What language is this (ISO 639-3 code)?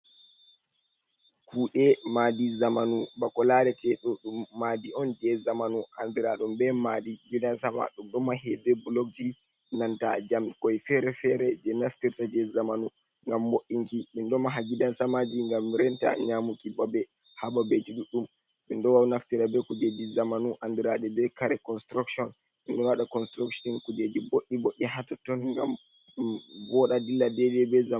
ful